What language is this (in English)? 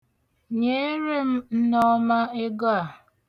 Igbo